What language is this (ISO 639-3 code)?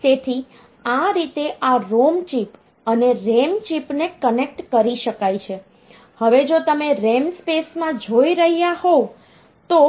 guj